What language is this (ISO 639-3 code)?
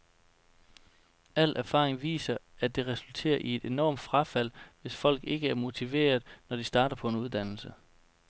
dan